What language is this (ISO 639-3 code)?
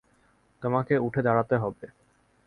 ben